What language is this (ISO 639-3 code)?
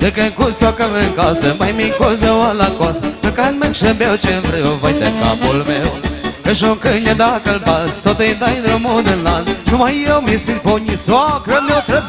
ron